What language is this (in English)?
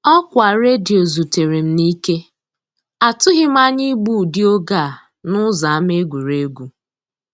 Igbo